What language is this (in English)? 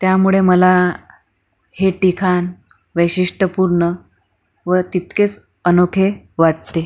Marathi